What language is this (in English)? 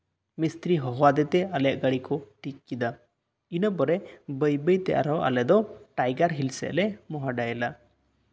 Santali